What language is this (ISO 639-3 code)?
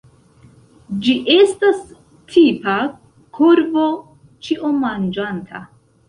epo